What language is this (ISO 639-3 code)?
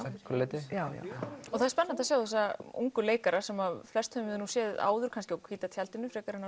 isl